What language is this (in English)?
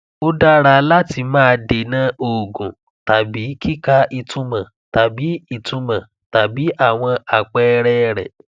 Yoruba